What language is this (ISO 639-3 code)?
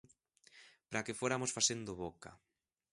glg